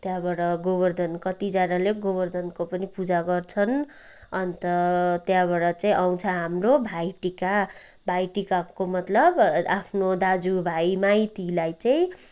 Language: Nepali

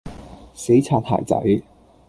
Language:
Cantonese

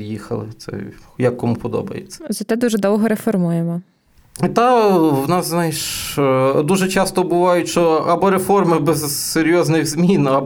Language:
Ukrainian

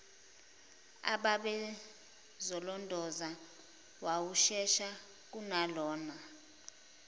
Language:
Zulu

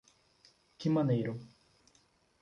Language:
Portuguese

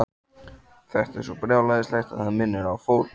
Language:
Icelandic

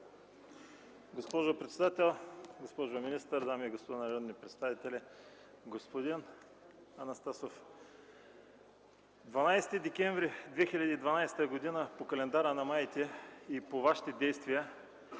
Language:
Bulgarian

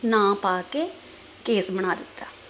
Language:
Punjabi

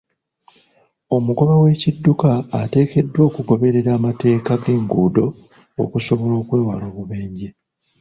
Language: Ganda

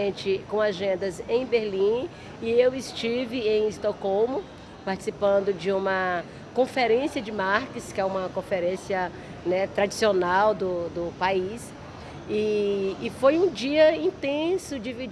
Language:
Portuguese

